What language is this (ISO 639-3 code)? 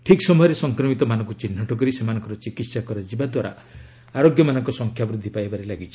ori